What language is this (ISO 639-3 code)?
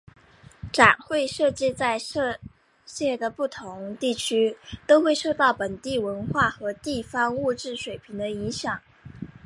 zho